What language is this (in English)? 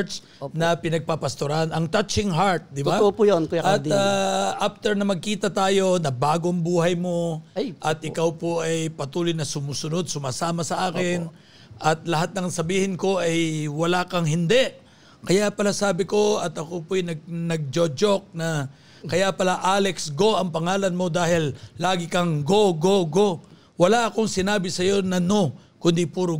Filipino